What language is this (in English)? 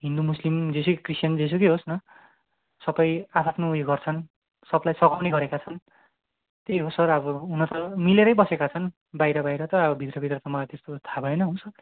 Nepali